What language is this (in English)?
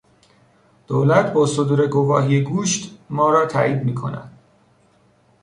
Persian